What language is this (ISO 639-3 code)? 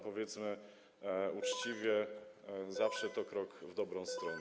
pol